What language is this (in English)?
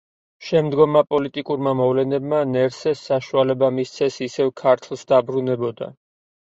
Georgian